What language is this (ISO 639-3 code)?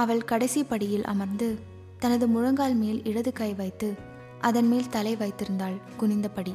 tam